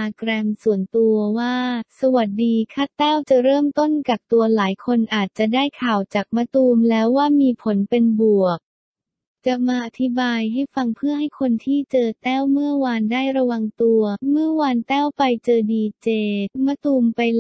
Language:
Thai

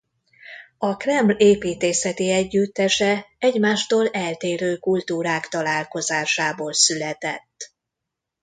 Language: Hungarian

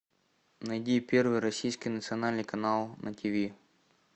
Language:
Russian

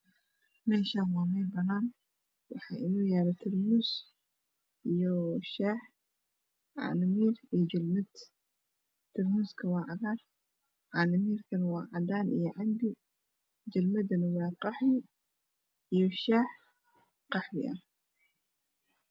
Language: Somali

